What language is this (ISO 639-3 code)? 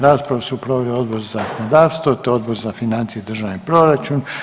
hrv